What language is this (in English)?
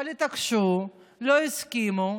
Hebrew